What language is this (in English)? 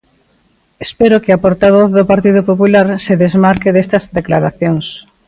Galician